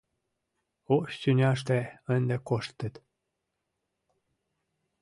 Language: Mari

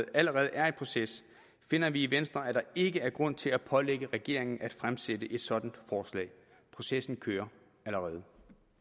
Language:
Danish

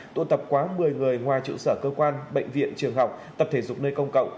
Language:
Vietnamese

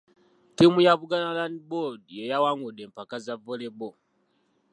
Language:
Ganda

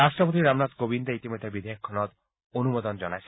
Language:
Assamese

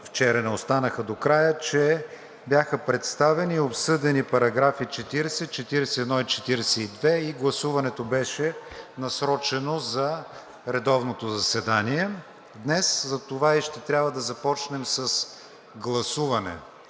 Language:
Bulgarian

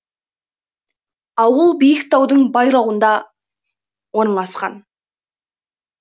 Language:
Kazakh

